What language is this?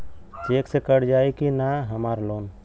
Bhojpuri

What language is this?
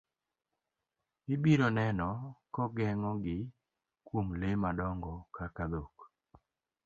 Luo (Kenya and Tanzania)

